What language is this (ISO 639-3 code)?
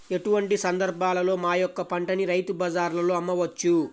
tel